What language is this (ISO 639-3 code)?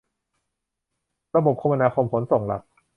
tha